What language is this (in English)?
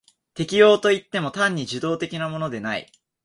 Japanese